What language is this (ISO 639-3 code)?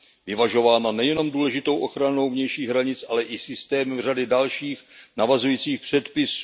ces